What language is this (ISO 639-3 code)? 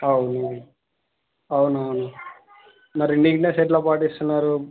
tel